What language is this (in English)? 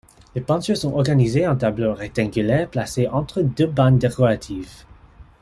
French